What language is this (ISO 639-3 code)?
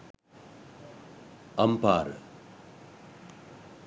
sin